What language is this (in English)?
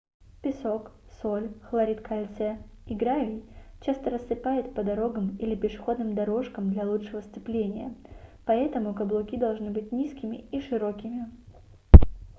Russian